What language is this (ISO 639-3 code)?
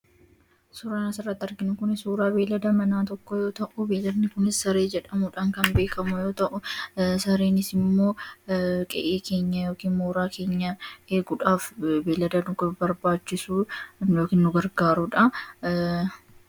orm